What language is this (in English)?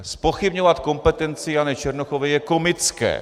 Czech